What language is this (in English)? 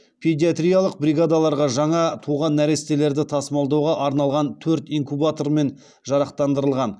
Kazakh